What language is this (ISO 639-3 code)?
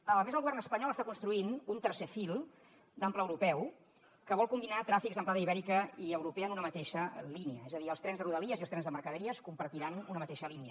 cat